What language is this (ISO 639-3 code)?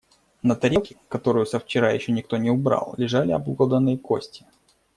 rus